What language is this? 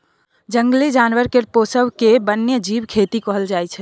Maithili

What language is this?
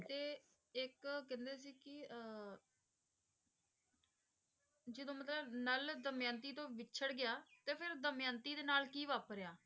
Punjabi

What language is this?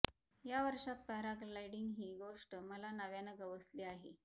Marathi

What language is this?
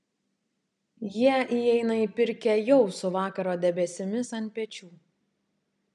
Lithuanian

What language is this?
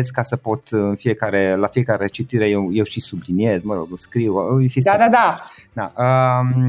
Romanian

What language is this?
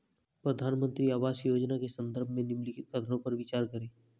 Hindi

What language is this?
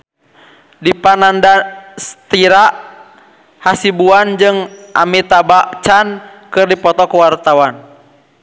Sundanese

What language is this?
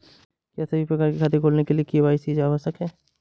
Hindi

